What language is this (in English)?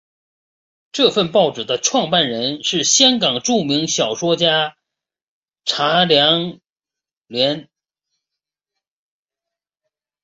Chinese